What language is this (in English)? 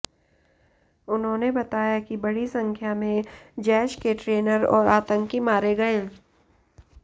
Hindi